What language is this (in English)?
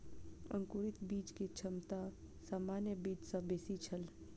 Maithili